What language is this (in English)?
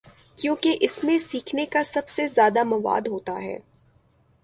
Urdu